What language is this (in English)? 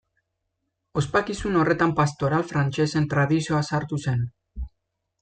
Basque